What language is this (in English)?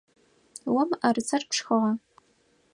Adyghe